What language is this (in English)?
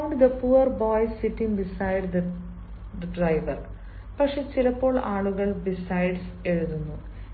Malayalam